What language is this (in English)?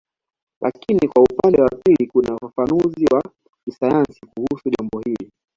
Swahili